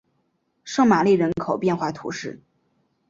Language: Chinese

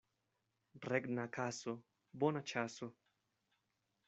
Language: Esperanto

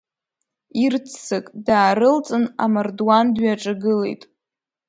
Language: Abkhazian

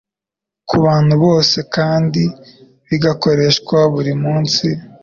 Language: Kinyarwanda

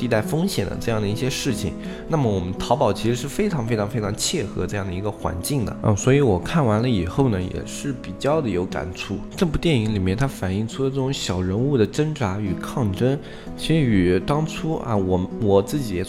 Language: Chinese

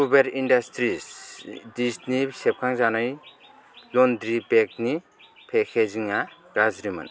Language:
Bodo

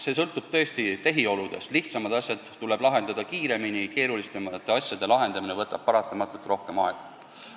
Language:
Estonian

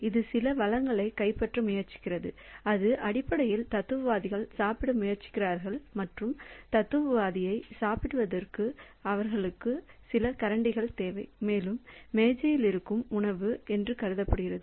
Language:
Tamil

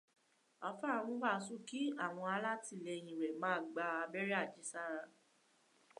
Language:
Yoruba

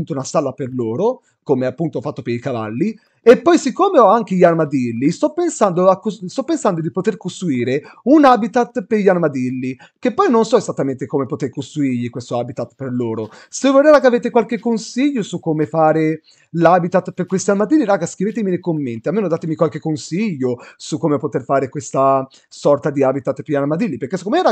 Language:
Italian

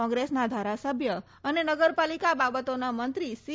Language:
Gujarati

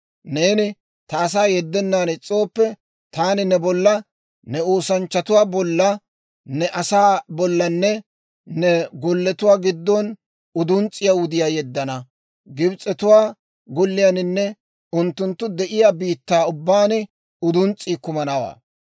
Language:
Dawro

